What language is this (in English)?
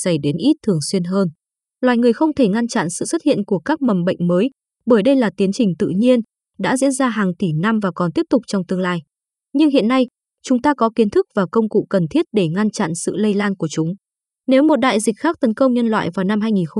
Vietnamese